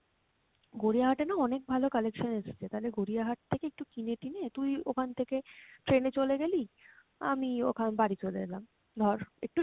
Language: Bangla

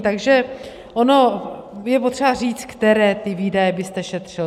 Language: Czech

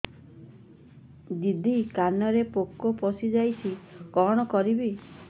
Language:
Odia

